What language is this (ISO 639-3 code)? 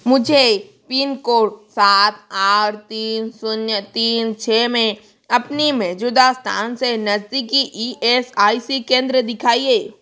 hin